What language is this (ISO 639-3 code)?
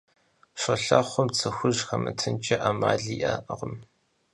kbd